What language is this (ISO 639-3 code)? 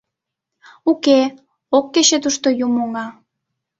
chm